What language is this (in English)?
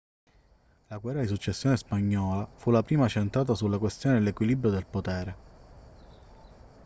Italian